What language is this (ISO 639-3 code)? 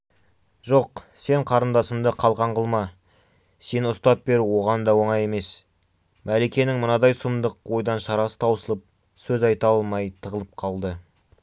kaz